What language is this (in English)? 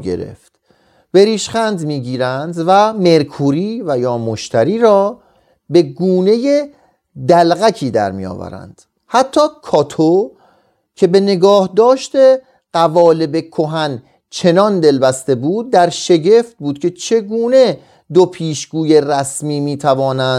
Persian